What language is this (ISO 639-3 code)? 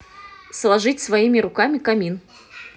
rus